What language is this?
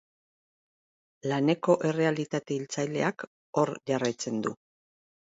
Basque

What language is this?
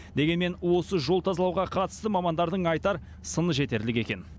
Kazakh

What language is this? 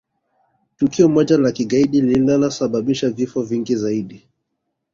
Swahili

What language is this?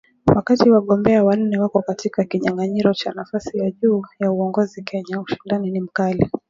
Swahili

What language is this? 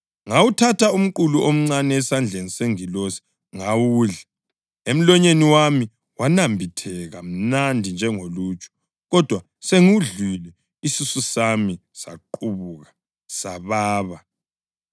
North Ndebele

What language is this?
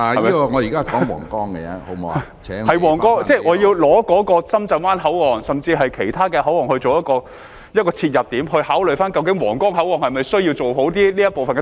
Cantonese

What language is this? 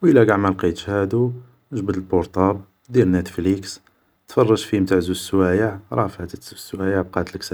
Algerian Arabic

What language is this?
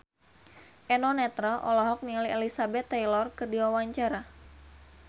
Sundanese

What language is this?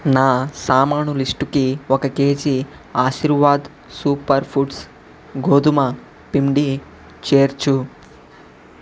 Telugu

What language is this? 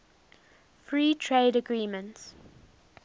English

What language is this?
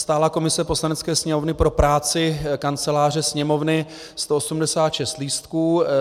Czech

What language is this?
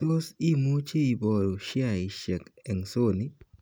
Kalenjin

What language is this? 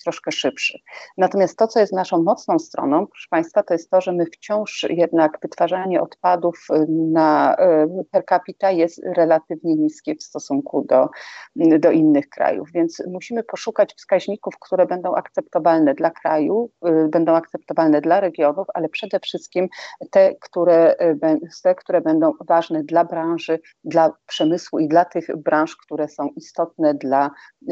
Polish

